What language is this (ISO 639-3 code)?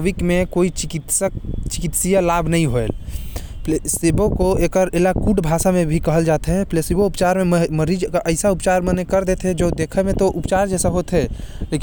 kfp